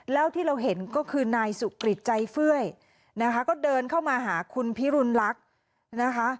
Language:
Thai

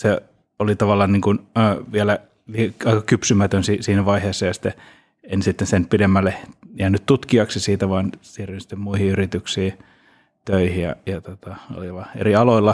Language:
Finnish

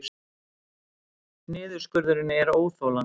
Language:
Icelandic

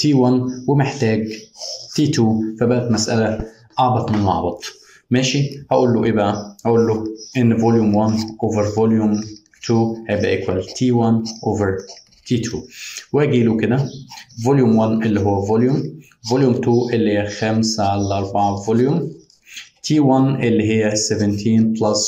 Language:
Arabic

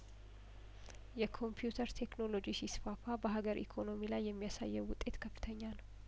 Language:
Amharic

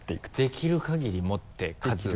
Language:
Japanese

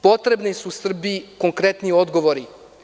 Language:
Serbian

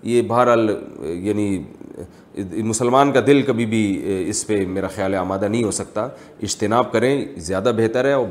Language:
Urdu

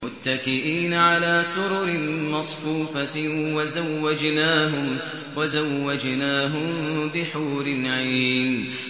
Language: Arabic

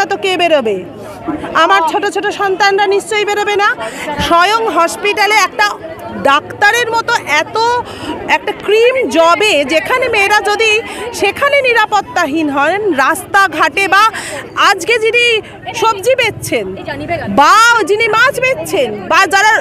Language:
Bangla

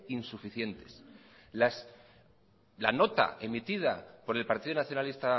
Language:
Spanish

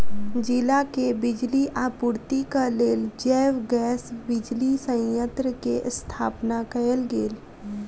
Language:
Maithili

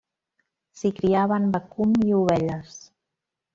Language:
Catalan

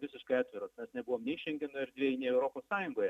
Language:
Lithuanian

